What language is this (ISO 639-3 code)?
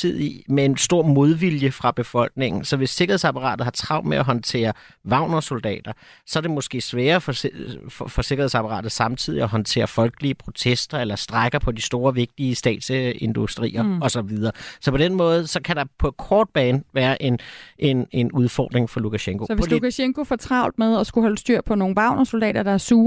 dan